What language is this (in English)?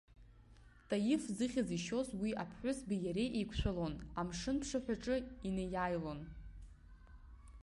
Abkhazian